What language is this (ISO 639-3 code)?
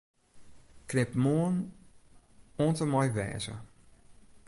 fry